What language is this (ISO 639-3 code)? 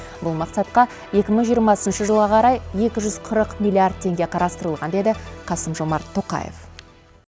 kaz